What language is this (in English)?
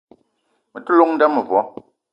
Eton (Cameroon)